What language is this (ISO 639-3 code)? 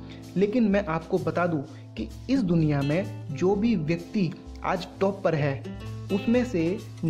hin